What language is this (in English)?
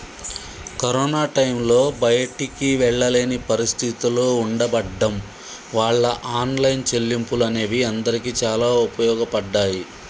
Telugu